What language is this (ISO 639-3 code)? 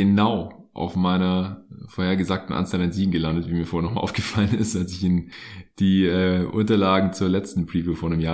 deu